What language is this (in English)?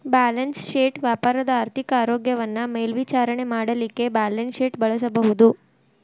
Kannada